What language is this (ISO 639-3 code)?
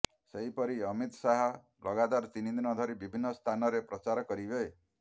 ori